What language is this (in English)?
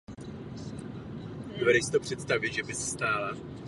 Czech